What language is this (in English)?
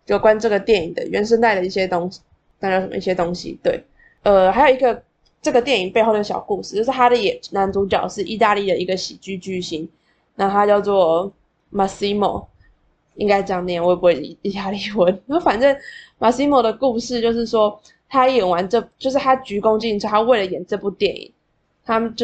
Chinese